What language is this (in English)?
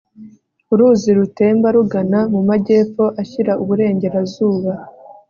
Kinyarwanda